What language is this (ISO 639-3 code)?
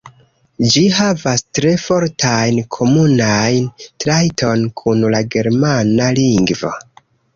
epo